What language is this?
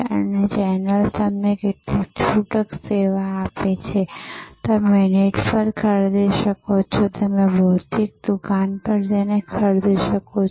Gujarati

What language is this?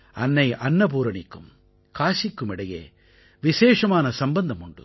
Tamil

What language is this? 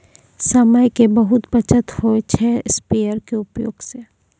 Maithili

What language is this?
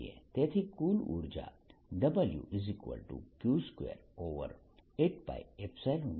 Gujarati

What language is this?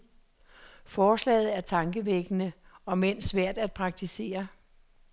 Danish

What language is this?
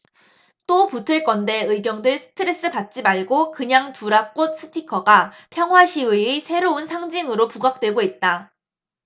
Korean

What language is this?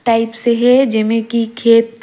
Surgujia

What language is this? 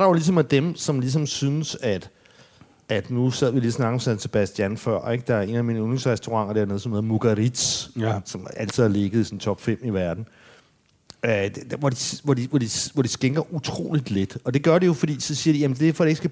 Danish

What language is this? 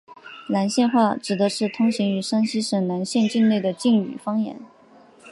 Chinese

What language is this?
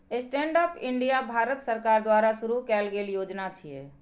Maithili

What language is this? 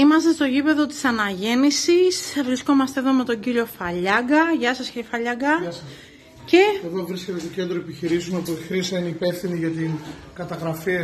Greek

